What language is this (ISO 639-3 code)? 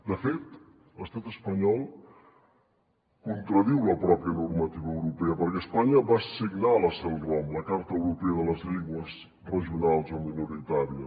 cat